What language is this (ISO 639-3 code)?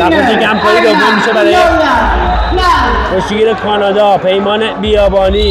fas